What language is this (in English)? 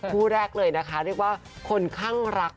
Thai